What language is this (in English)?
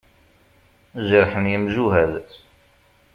Kabyle